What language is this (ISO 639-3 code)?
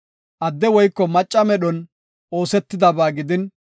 gof